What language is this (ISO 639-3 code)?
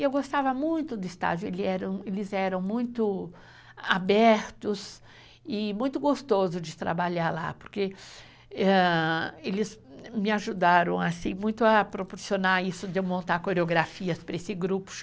por